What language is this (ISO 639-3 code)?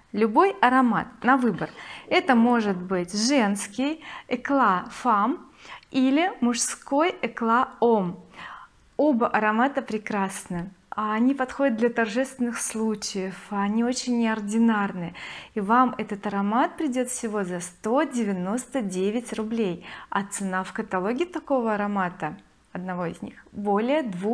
rus